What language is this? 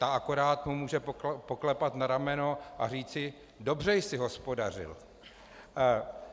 Czech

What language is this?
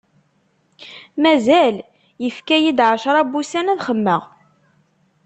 Kabyle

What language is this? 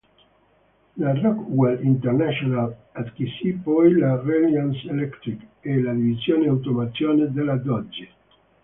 Italian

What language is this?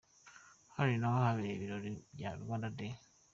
Kinyarwanda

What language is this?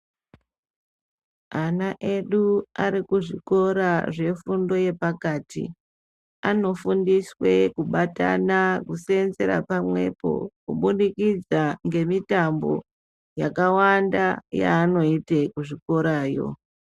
Ndau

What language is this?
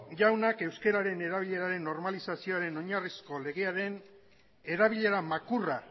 Basque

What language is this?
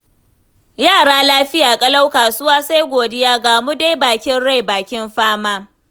Hausa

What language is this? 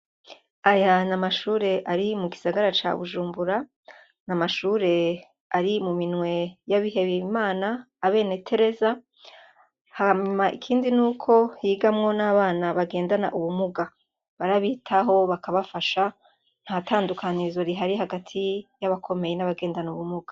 Rundi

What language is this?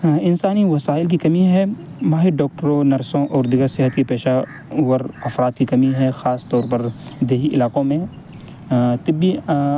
Urdu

